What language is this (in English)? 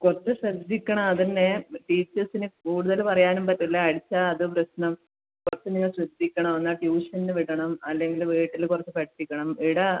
Malayalam